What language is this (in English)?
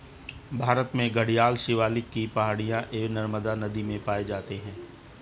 Hindi